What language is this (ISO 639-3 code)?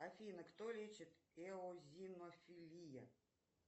rus